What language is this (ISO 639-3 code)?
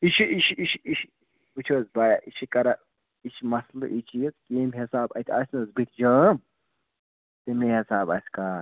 kas